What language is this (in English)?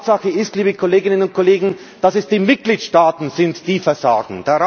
German